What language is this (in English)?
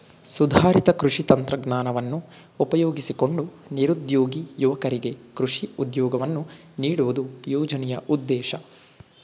Kannada